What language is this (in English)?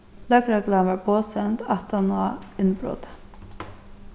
Faroese